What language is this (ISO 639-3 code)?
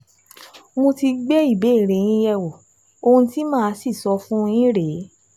yor